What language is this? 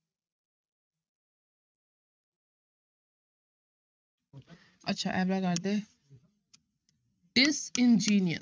Punjabi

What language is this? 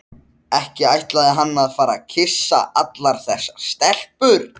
Icelandic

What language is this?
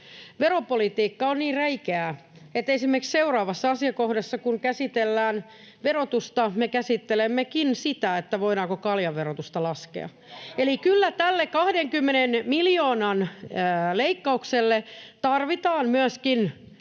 Finnish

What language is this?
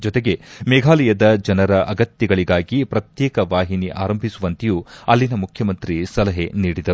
Kannada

